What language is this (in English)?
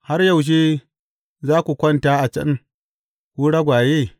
Hausa